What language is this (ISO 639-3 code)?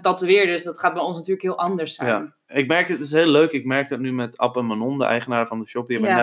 nld